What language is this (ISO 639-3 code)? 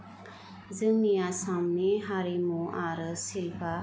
brx